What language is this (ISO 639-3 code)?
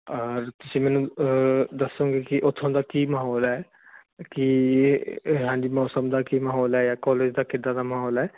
pan